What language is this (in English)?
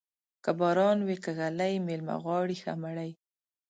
Pashto